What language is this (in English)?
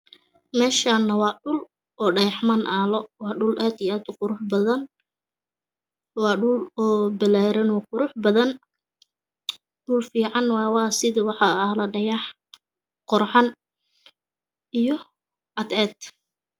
Somali